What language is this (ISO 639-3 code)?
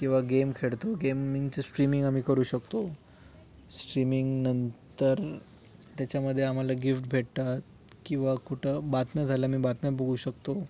mar